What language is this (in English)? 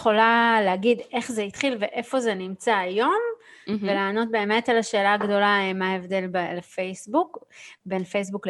Hebrew